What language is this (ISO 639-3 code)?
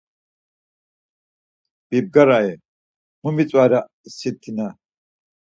lzz